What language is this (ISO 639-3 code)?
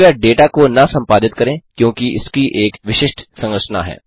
hin